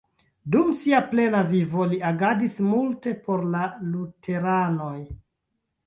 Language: Esperanto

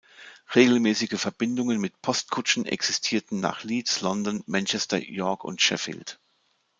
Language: German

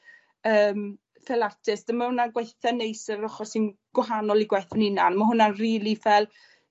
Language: Welsh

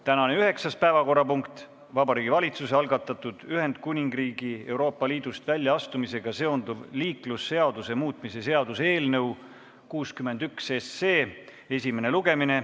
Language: Estonian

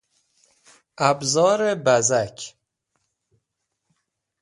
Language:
Persian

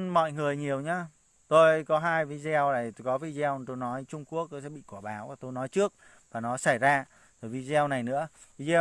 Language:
Vietnamese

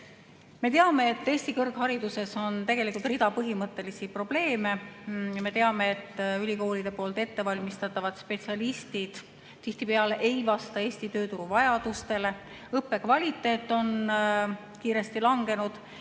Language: Estonian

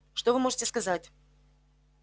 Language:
Russian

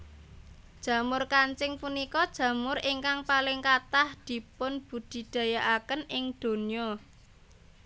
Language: Javanese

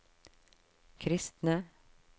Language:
Norwegian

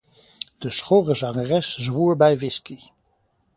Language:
Dutch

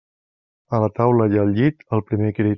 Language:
Catalan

